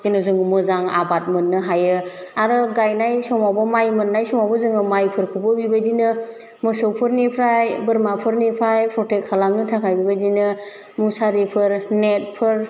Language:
Bodo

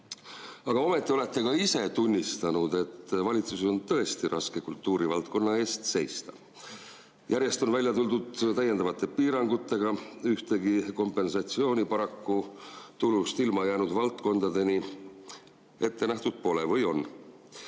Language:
Estonian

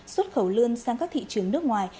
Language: Vietnamese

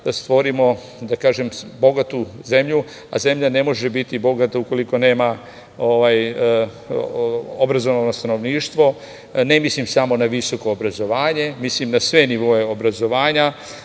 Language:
Serbian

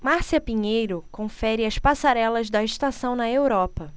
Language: Portuguese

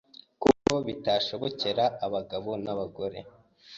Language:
Kinyarwanda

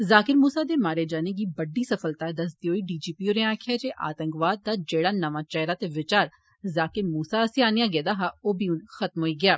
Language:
Dogri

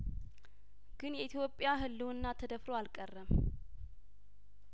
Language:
Amharic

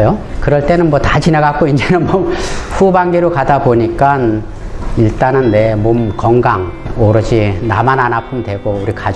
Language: Korean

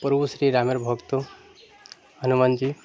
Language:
Bangla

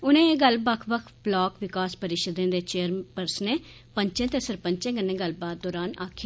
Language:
Dogri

